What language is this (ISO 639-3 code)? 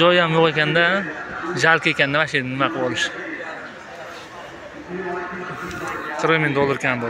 tur